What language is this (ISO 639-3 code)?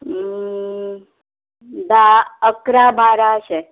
kok